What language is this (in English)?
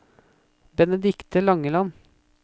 Norwegian